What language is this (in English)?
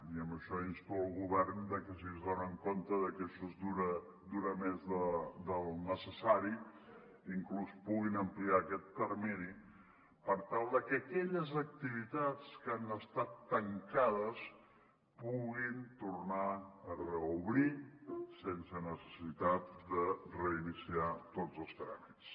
Catalan